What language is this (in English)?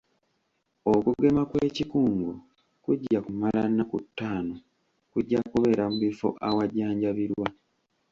Ganda